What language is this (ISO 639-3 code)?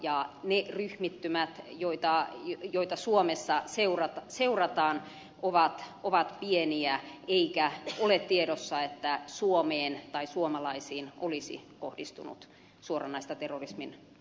fin